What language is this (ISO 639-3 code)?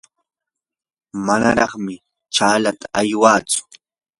qur